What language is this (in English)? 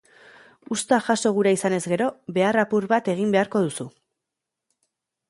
Basque